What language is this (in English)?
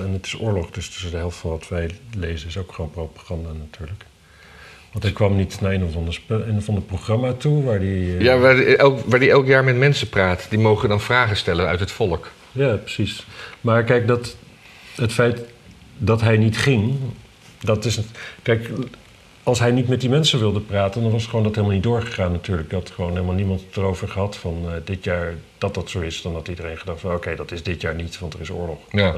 Dutch